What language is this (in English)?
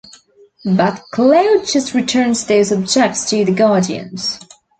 English